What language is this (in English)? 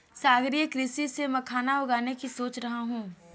Hindi